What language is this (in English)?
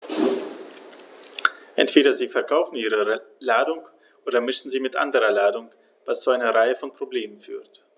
German